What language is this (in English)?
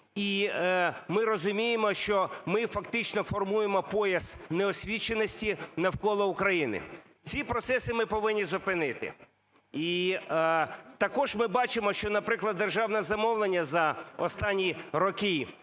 Ukrainian